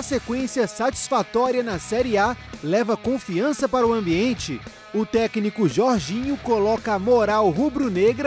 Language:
Portuguese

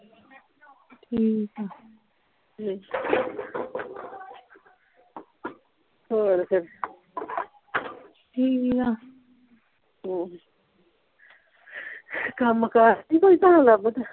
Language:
Punjabi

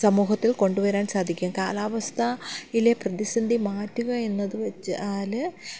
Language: Malayalam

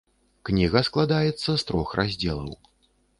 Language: Belarusian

